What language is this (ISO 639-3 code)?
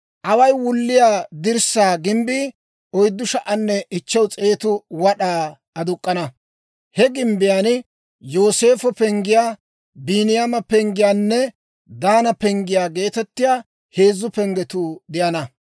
dwr